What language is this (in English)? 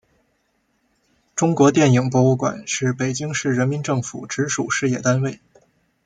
Chinese